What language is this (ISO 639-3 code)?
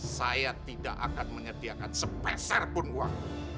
ind